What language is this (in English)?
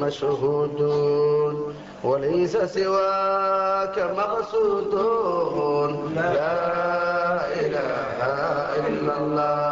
Arabic